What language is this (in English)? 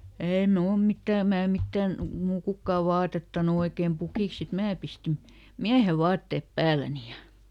Finnish